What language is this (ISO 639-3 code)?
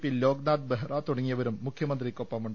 mal